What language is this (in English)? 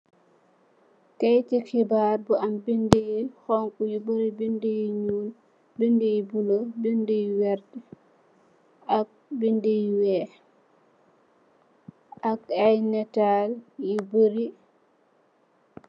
Wolof